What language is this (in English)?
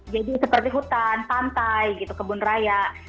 Indonesian